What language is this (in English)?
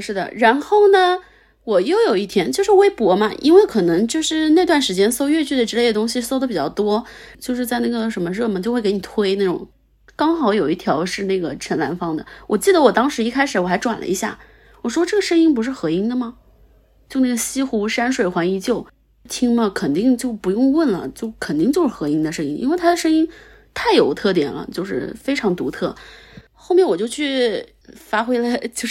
Chinese